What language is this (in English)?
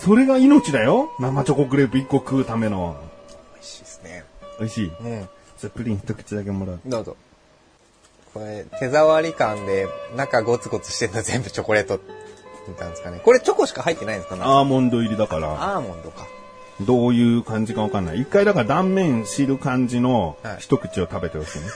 Japanese